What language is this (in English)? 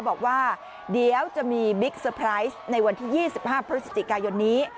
Thai